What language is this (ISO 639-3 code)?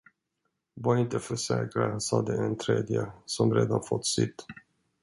swe